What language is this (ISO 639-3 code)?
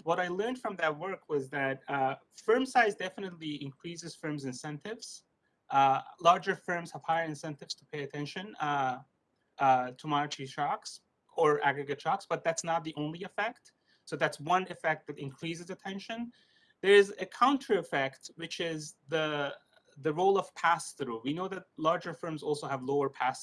eng